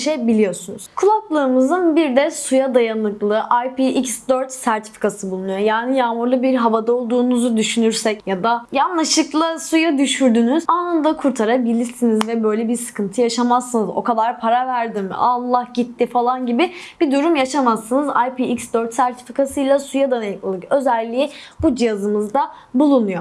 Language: Turkish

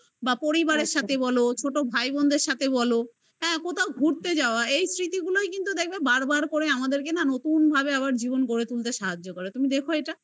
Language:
Bangla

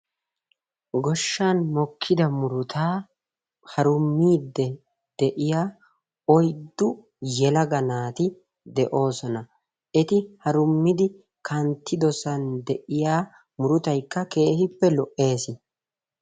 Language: Wolaytta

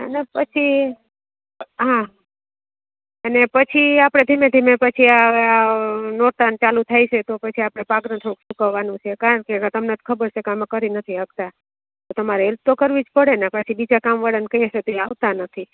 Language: Gujarati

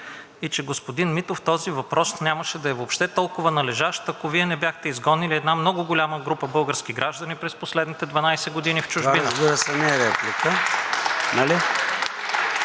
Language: Bulgarian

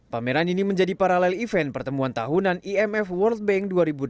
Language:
Indonesian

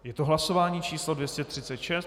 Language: Czech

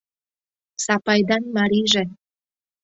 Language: Mari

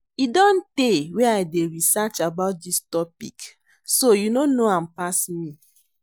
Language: Nigerian Pidgin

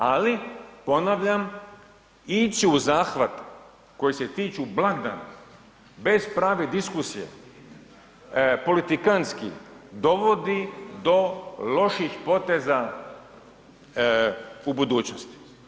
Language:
Croatian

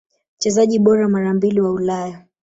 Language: Swahili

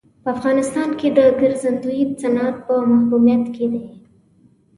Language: Pashto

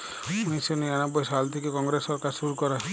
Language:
Bangla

